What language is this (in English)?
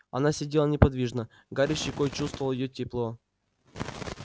Russian